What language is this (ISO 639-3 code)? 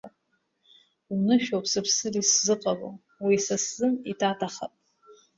abk